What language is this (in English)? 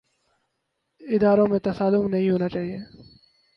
Urdu